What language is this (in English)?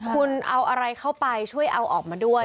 Thai